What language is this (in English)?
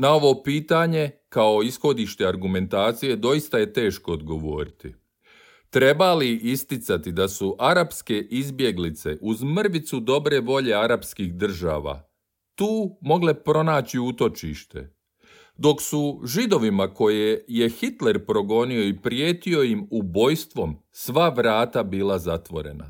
Croatian